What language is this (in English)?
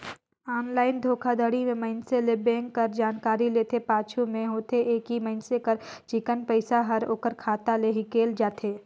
Chhattisgarhi